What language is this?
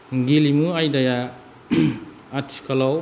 Bodo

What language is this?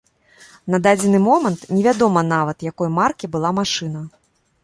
Belarusian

